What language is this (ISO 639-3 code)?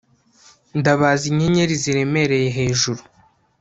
kin